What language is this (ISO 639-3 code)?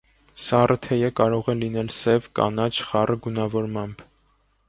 hye